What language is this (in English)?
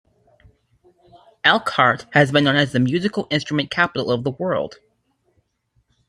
English